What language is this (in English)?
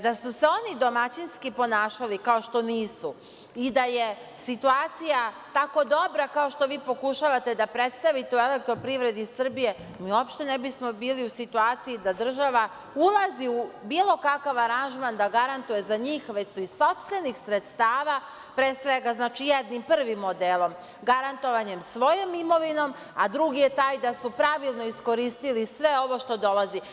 Serbian